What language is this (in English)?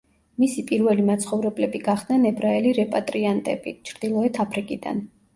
Georgian